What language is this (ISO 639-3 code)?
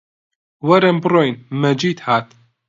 ckb